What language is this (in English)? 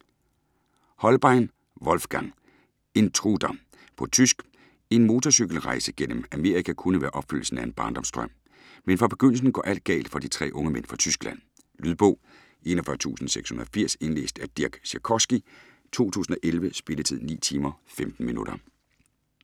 Danish